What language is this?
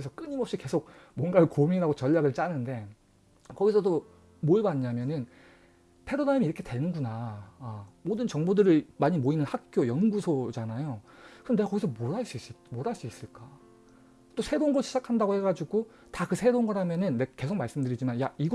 Korean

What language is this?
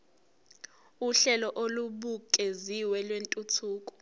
Zulu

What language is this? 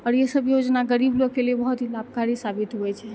Maithili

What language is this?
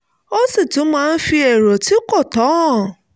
Yoruba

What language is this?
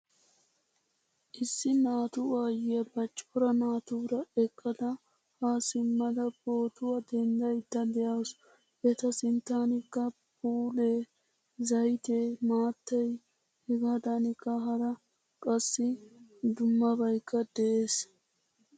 Wolaytta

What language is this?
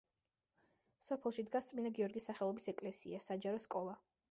Georgian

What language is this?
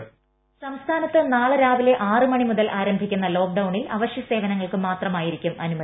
Malayalam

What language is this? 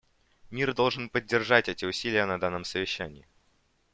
Russian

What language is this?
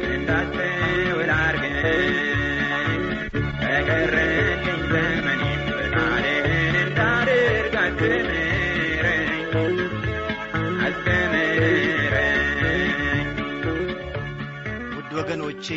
Amharic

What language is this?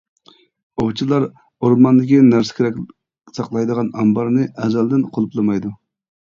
Uyghur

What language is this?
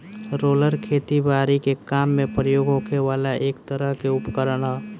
Bhojpuri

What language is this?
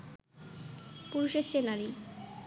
Bangla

